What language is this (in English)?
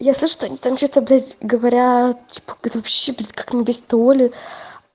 Russian